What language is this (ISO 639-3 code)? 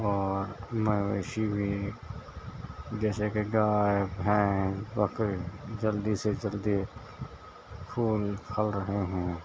urd